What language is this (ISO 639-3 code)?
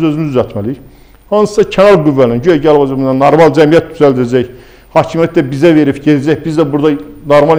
tur